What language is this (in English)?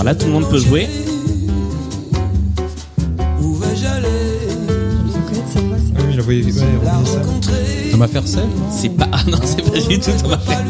French